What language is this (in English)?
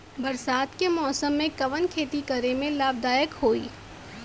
Bhojpuri